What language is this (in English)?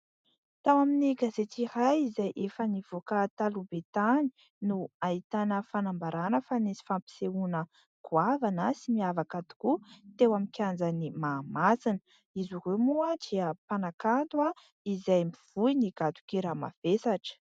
Malagasy